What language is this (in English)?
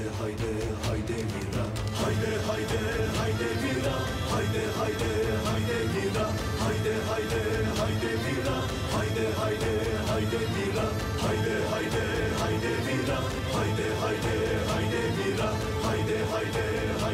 Turkish